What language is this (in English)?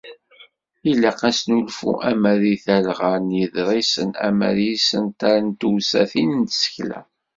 Kabyle